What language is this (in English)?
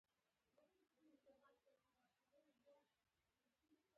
Pashto